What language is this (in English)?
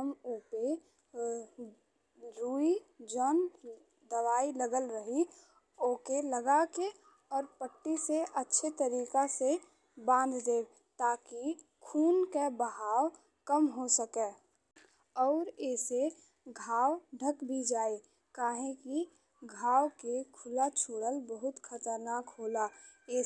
Bhojpuri